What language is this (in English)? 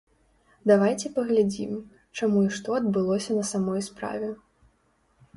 Belarusian